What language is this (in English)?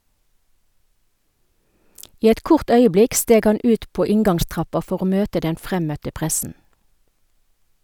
Norwegian